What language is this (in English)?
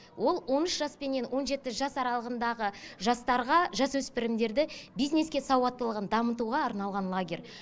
Kazakh